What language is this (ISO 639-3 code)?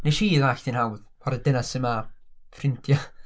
cym